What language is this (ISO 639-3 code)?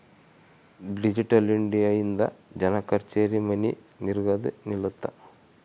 kan